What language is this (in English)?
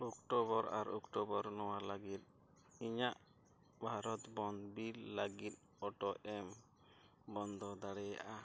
Santali